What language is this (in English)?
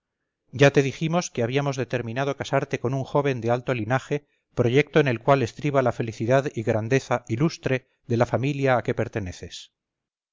Spanish